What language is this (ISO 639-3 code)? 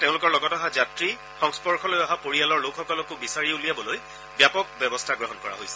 asm